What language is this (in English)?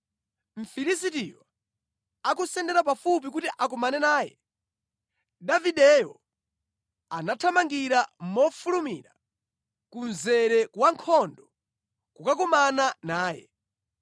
Nyanja